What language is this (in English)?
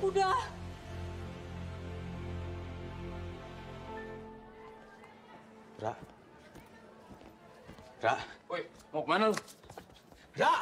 Indonesian